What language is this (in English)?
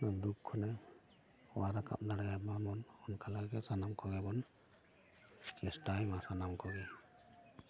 Santali